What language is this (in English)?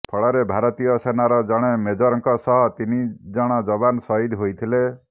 Odia